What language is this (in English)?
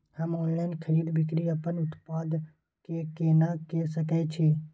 Maithili